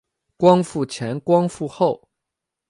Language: Chinese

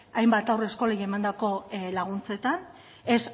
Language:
Basque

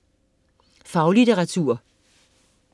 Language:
Danish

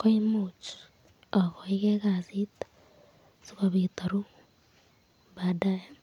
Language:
Kalenjin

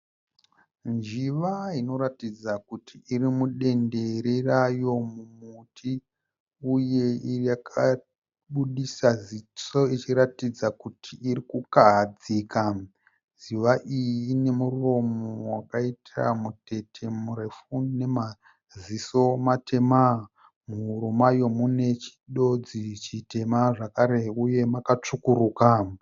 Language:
Shona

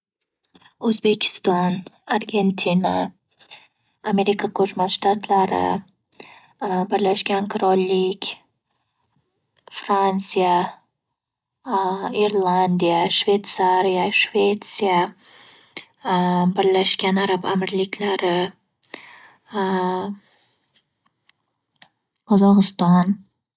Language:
Uzbek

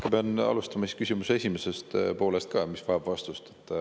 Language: Estonian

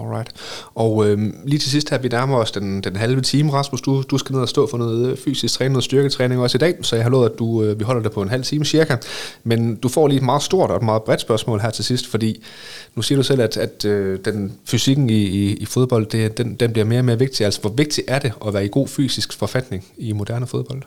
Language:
Danish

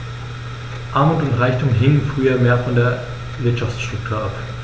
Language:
German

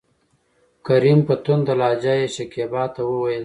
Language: Pashto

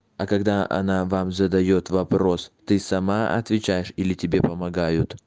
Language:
Russian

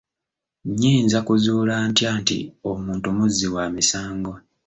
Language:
Ganda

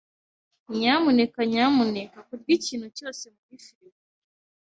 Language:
Kinyarwanda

